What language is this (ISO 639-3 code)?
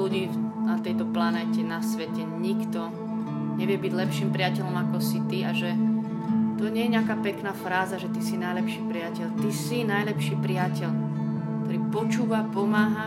slk